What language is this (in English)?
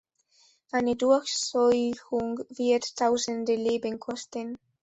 German